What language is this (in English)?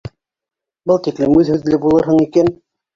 Bashkir